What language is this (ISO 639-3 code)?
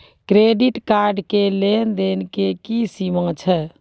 mai